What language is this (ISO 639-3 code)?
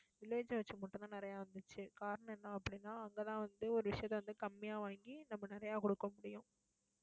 tam